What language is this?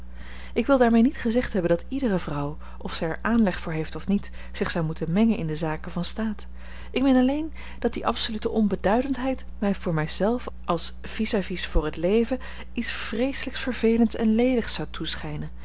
Dutch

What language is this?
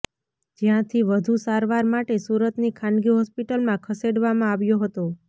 Gujarati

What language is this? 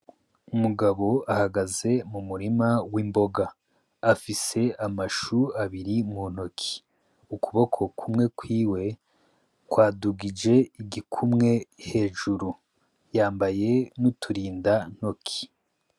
Rundi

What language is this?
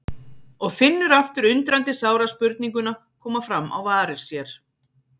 Icelandic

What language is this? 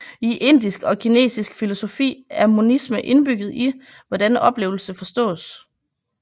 Danish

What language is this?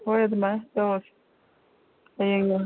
Manipuri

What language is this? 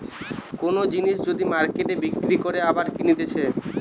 Bangla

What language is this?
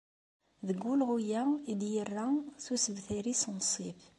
Kabyle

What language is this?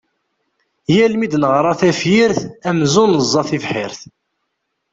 Kabyle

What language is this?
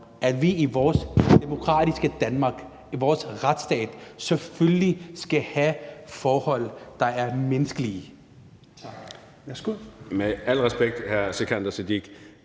Danish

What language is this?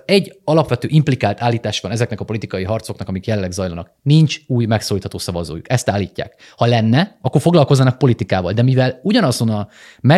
Hungarian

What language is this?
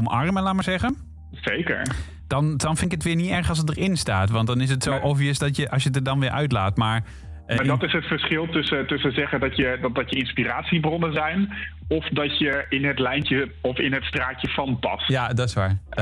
Dutch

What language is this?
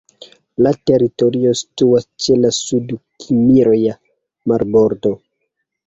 Esperanto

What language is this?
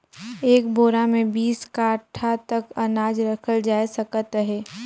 Chhattisgarhi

